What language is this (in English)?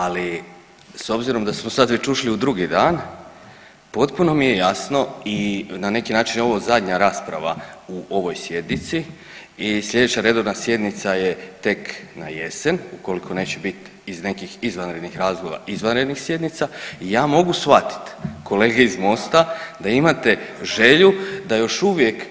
Croatian